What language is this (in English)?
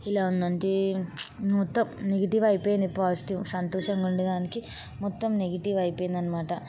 Telugu